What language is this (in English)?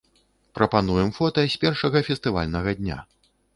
Belarusian